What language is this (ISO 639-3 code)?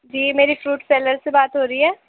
urd